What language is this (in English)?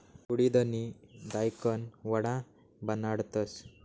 Marathi